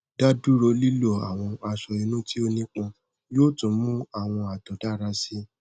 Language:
Yoruba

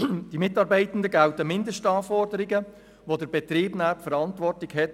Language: Swiss German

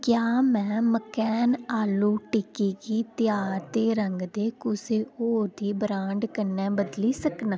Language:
Dogri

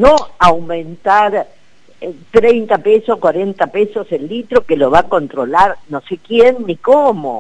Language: Spanish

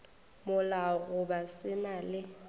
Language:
Northern Sotho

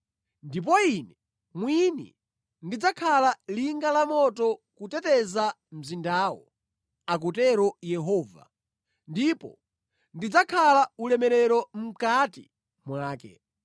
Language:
Nyanja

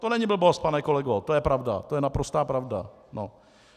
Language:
Czech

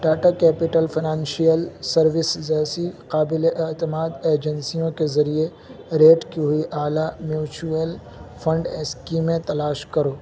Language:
Urdu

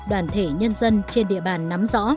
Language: Vietnamese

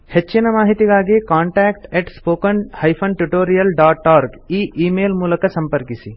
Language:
Kannada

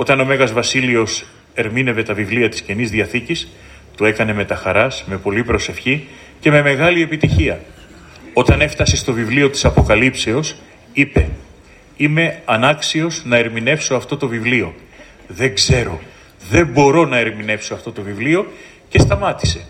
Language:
Greek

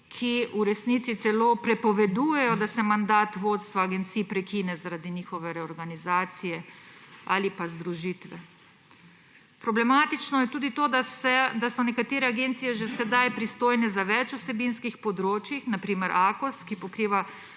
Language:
Slovenian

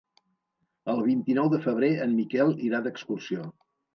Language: Catalan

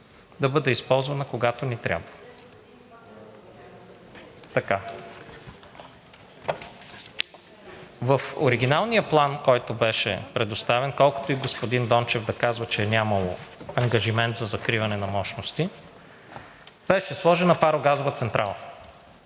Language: Bulgarian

